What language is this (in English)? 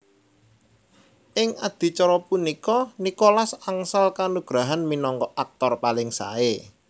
Javanese